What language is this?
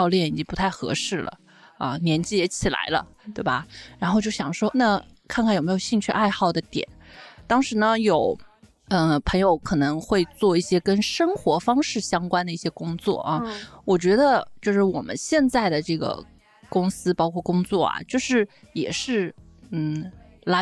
Chinese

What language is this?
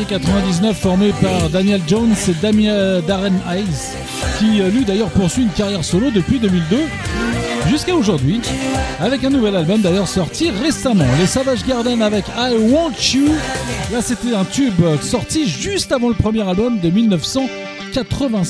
French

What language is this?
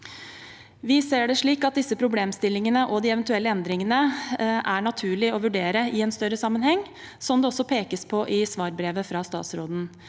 Norwegian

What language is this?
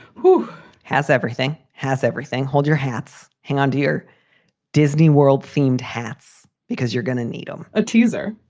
English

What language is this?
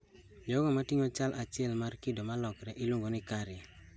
Luo (Kenya and Tanzania)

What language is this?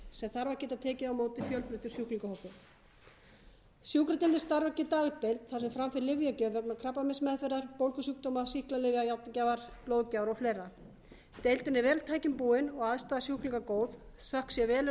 Icelandic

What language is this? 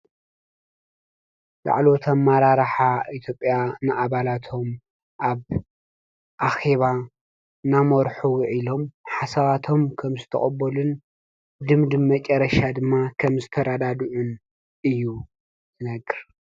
Tigrinya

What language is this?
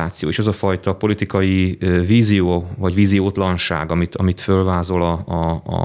Hungarian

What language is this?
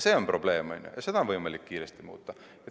Estonian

